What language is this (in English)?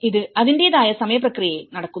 Malayalam